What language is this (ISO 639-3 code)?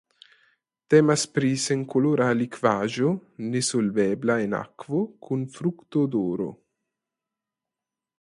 epo